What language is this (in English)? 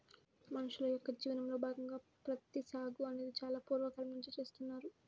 Telugu